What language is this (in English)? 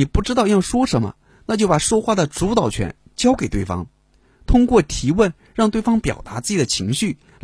Chinese